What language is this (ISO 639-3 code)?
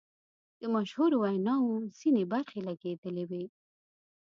pus